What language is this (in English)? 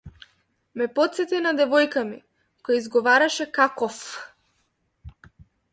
Macedonian